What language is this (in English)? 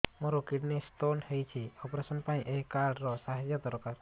Odia